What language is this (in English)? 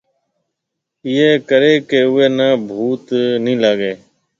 Marwari (Pakistan)